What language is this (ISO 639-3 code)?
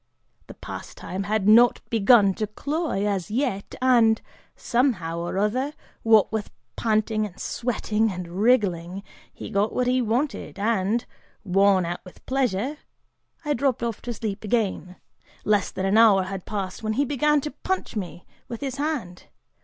eng